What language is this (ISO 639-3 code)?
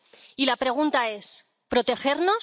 spa